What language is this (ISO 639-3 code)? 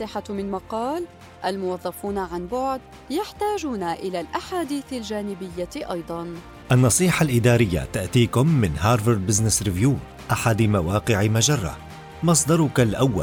ara